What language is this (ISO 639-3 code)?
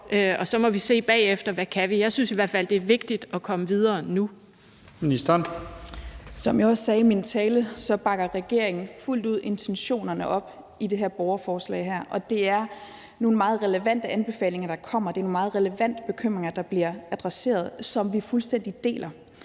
dan